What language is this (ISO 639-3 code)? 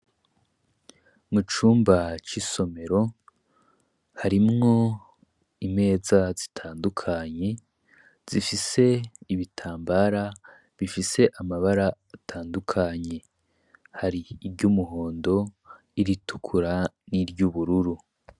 run